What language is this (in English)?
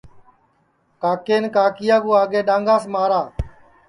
Sansi